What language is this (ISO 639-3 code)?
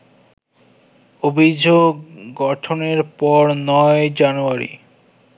ben